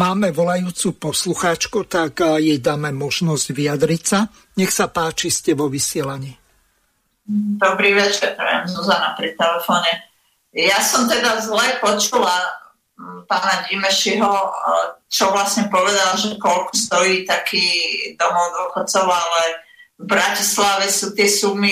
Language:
Slovak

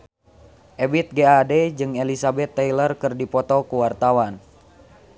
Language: Sundanese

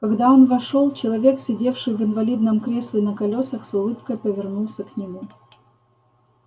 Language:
Russian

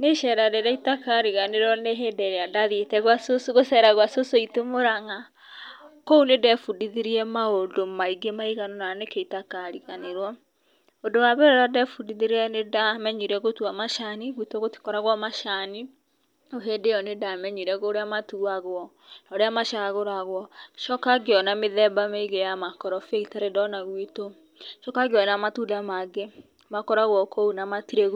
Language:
Kikuyu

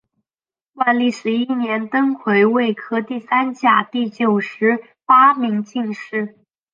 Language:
Chinese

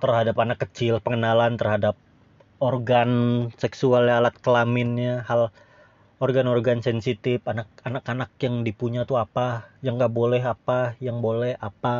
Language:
Indonesian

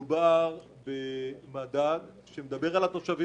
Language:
Hebrew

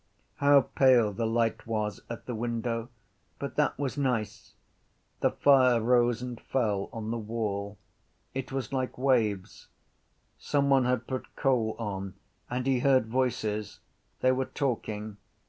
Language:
English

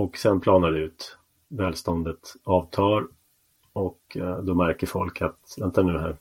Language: Swedish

